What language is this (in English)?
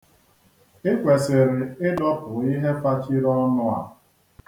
Igbo